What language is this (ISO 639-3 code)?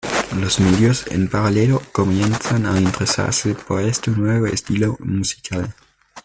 spa